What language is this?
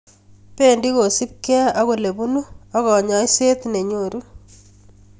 Kalenjin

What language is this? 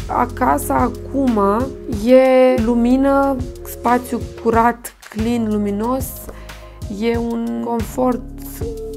Romanian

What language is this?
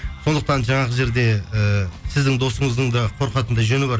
Kazakh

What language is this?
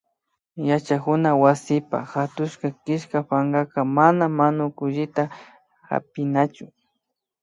Imbabura Highland Quichua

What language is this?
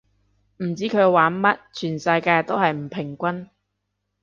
Cantonese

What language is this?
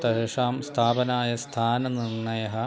Sanskrit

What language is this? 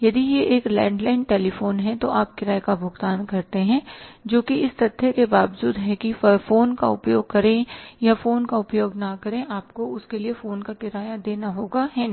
Hindi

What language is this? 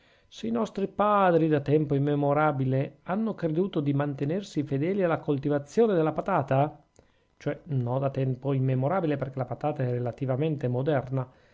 Italian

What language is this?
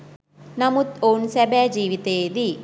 Sinhala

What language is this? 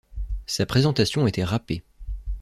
French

